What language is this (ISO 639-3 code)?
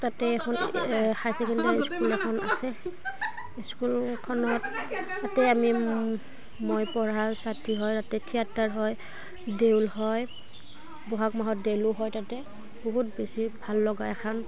asm